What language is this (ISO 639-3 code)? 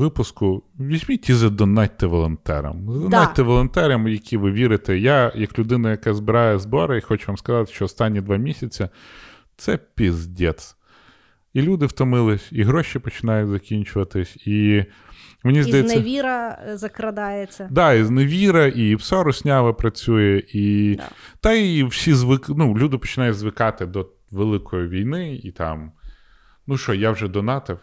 ukr